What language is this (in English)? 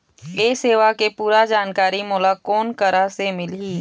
Chhattisgarhi